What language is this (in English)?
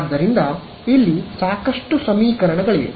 Kannada